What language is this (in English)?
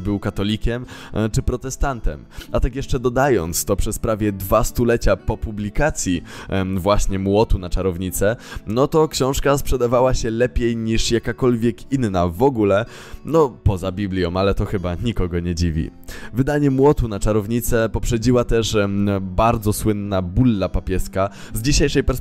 Polish